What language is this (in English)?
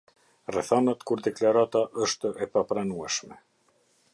Albanian